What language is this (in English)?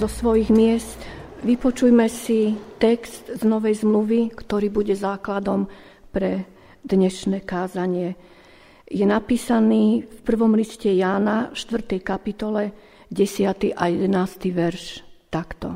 Slovak